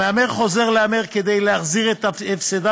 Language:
Hebrew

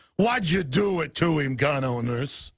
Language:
English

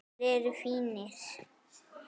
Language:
Icelandic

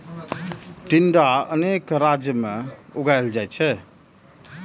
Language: Maithili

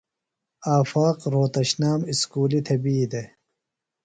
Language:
Phalura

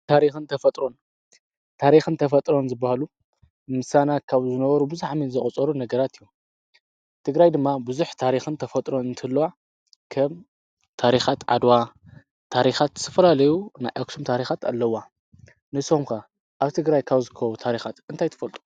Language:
Tigrinya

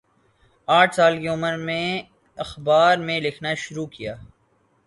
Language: Urdu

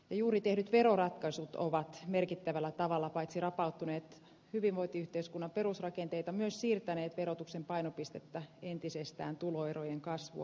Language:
Finnish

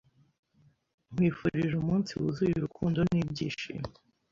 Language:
Kinyarwanda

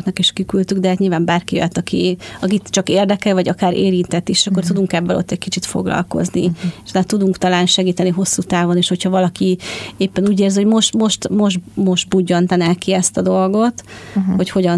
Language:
Hungarian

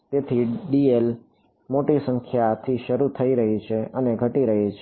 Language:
Gujarati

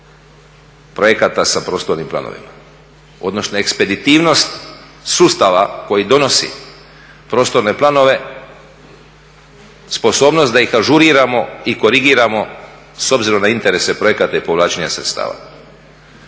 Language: Croatian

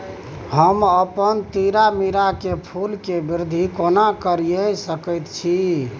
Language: Maithili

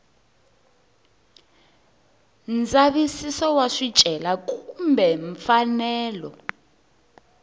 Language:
Tsonga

